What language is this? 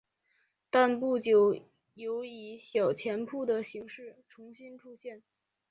Chinese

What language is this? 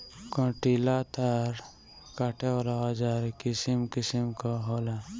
Bhojpuri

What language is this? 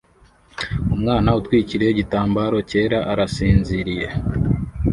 Kinyarwanda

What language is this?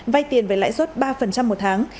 Vietnamese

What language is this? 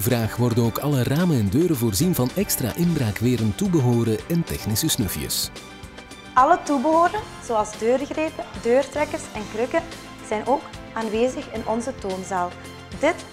Dutch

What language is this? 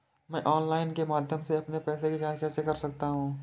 Hindi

